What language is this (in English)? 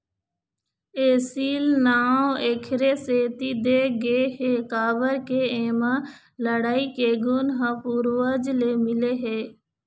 Chhattisgarhi